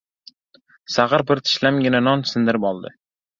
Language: Uzbek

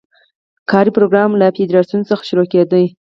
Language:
Pashto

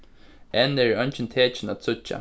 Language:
Faroese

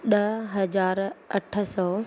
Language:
Sindhi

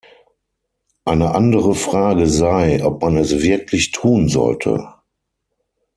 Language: German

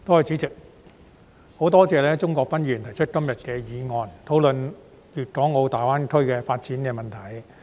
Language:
Cantonese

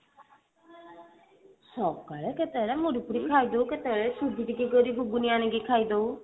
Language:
Odia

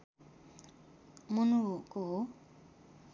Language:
Nepali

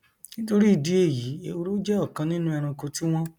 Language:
Yoruba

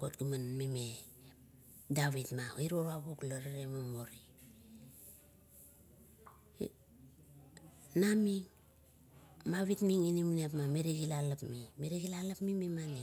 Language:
Kuot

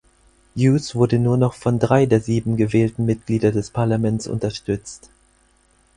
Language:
German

